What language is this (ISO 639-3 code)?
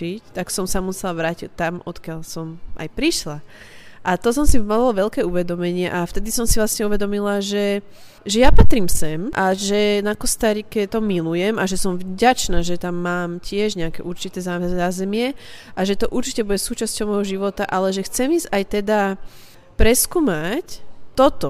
slk